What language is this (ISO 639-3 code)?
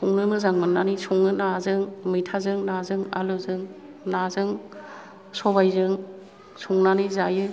brx